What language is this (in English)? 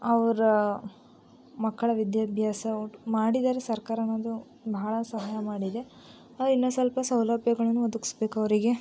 Kannada